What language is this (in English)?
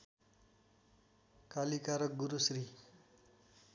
Nepali